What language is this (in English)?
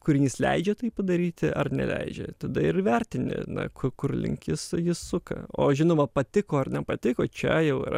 Lithuanian